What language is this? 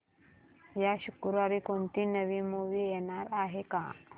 Marathi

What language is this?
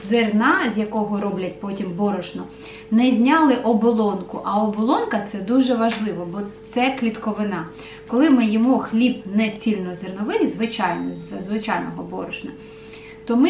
Ukrainian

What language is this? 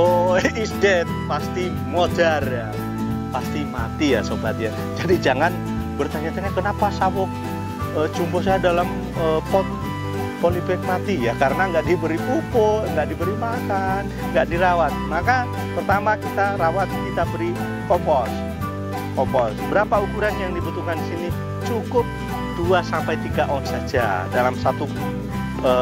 Indonesian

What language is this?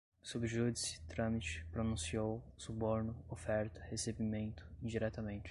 Portuguese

